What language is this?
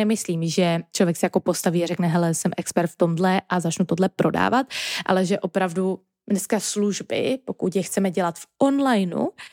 Czech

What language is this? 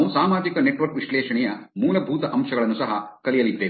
Kannada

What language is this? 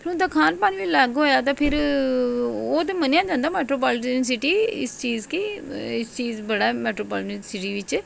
Dogri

